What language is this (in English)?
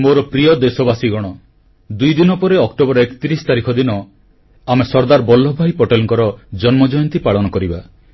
Odia